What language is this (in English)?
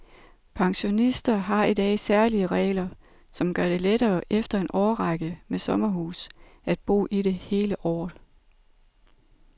Danish